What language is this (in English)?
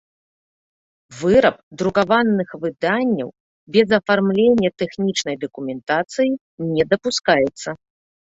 Belarusian